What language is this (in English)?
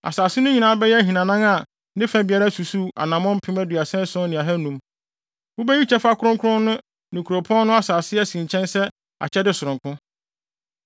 Akan